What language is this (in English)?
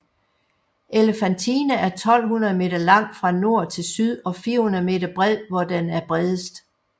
Danish